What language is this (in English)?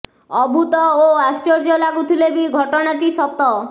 Odia